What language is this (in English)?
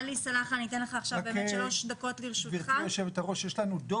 Hebrew